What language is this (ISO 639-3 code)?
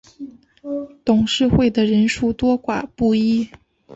zho